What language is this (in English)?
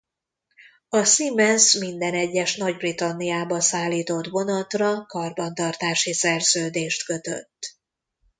Hungarian